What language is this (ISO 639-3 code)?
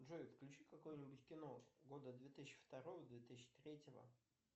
rus